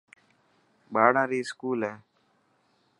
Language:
Dhatki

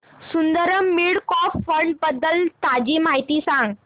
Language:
Marathi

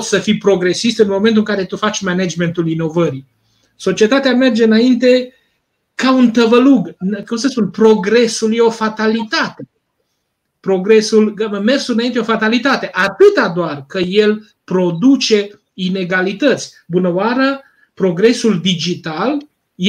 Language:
Romanian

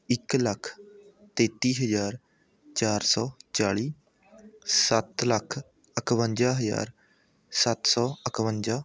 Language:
Punjabi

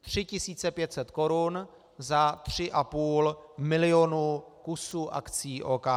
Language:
Czech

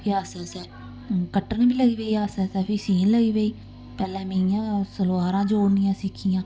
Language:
Dogri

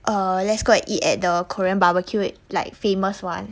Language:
English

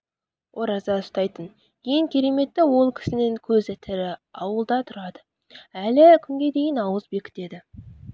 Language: Kazakh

